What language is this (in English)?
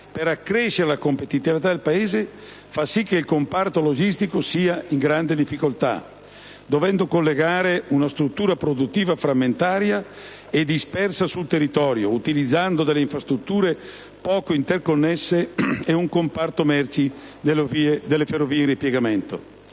Italian